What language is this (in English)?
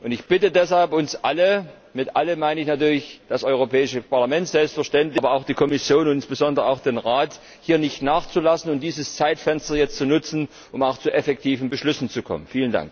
German